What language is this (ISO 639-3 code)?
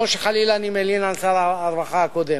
heb